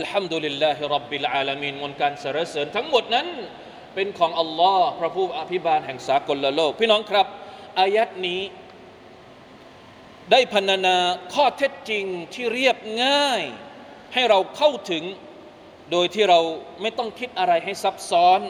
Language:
Thai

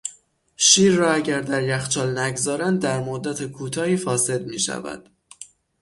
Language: Persian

